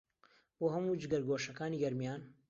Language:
Central Kurdish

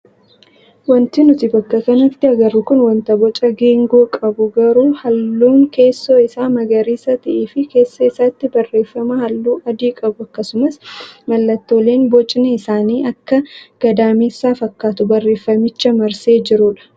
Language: Oromo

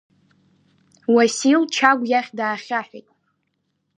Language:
Abkhazian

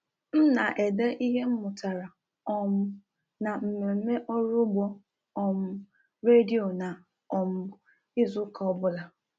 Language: Igbo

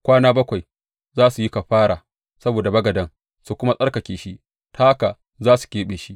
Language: Hausa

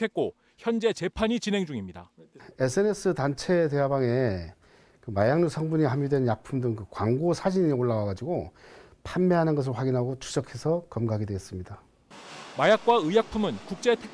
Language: Korean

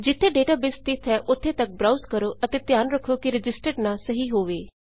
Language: Punjabi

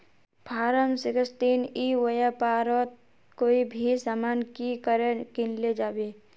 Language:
Magahi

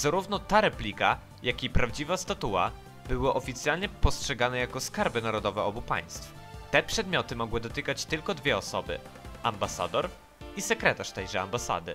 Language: Polish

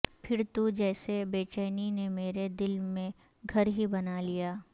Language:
Urdu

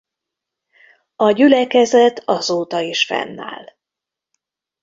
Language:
Hungarian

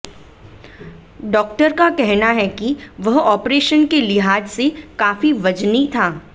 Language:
Hindi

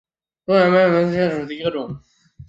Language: Chinese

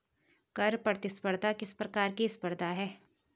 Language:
Hindi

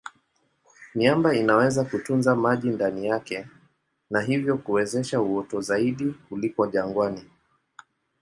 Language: Swahili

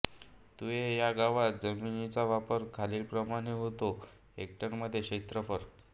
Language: Marathi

